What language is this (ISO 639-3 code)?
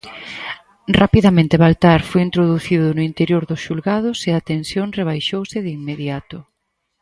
glg